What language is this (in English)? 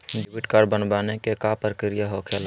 Magahi